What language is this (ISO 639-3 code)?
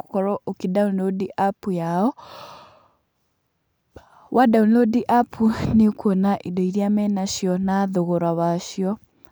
kik